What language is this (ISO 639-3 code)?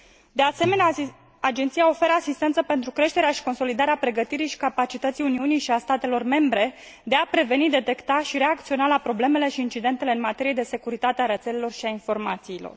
ron